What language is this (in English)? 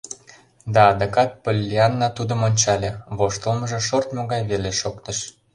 Mari